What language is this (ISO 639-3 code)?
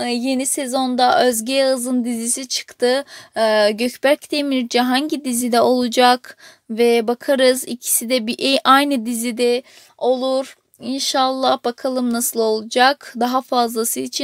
tur